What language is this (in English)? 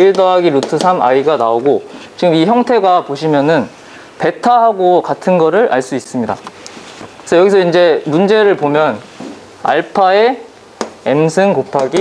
Korean